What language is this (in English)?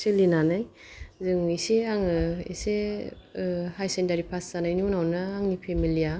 Bodo